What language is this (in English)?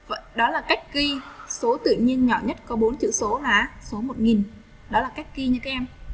Vietnamese